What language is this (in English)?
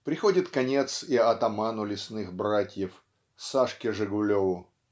Russian